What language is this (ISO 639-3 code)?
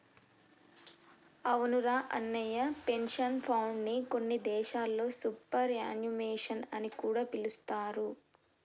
tel